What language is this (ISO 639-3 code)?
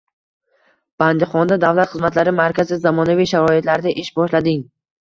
uzb